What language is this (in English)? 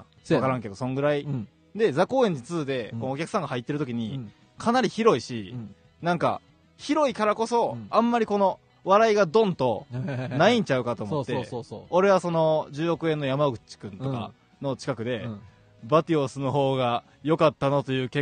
Japanese